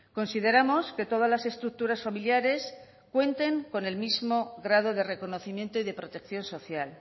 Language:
Spanish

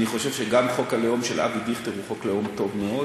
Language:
Hebrew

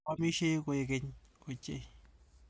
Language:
Kalenjin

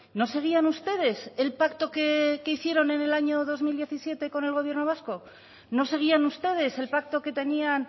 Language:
Spanish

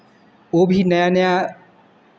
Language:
Hindi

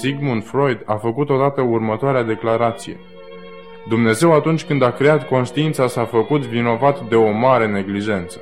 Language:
Romanian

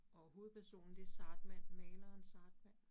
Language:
Danish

